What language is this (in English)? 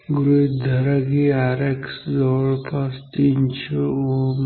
Marathi